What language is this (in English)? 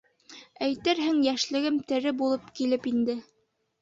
Bashkir